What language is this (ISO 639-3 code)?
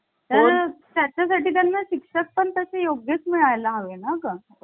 mar